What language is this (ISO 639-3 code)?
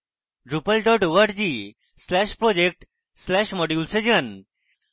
ben